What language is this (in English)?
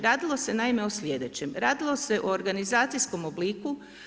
Croatian